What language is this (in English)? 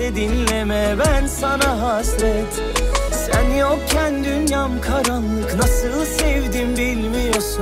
Turkish